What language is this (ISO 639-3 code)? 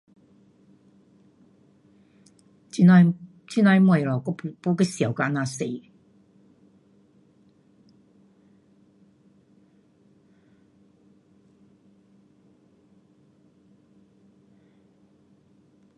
cpx